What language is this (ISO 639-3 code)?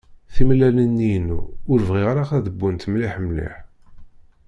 kab